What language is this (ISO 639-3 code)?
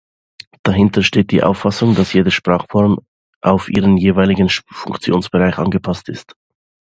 deu